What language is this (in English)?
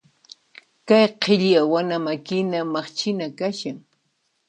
Puno Quechua